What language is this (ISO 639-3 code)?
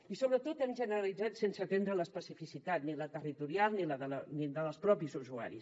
cat